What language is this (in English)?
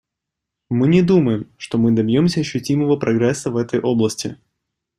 Russian